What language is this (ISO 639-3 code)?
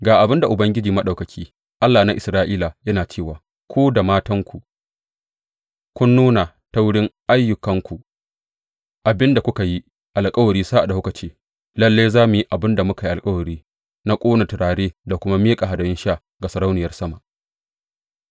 hau